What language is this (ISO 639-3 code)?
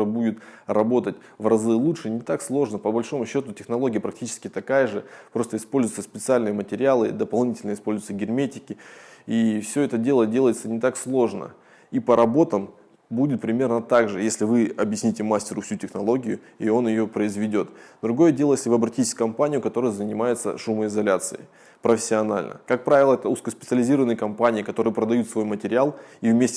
rus